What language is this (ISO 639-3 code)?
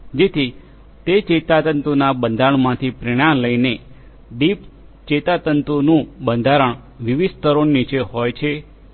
guj